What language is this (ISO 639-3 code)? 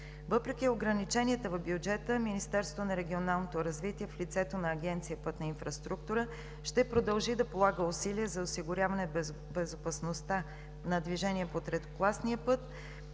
bul